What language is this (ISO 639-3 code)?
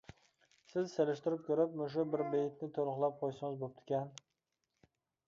uig